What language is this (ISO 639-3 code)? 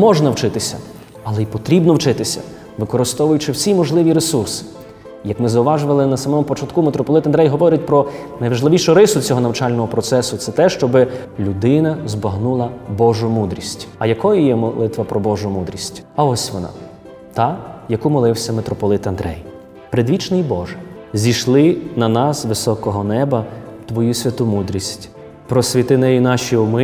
ukr